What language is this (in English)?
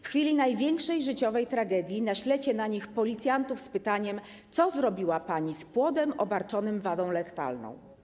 Polish